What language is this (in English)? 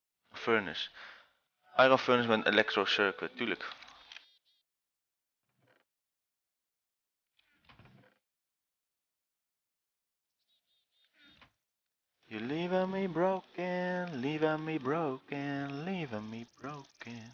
Dutch